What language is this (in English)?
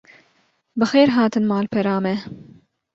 Kurdish